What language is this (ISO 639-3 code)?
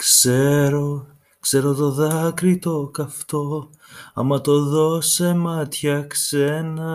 ell